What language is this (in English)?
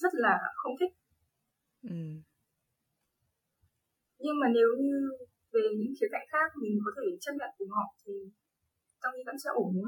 Vietnamese